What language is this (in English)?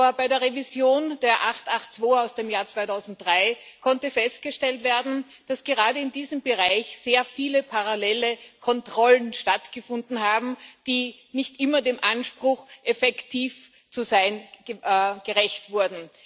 German